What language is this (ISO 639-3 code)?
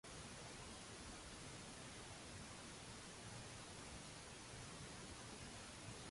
mlt